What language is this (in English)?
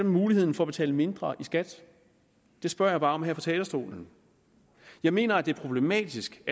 Danish